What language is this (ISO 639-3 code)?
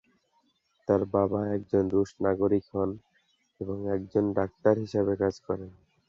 ben